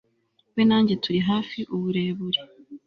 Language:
Kinyarwanda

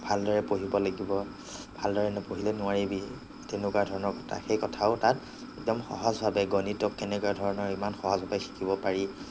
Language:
Assamese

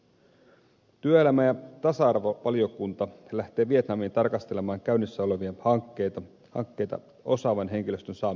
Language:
Finnish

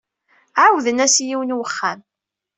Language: Kabyle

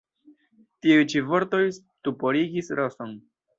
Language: Esperanto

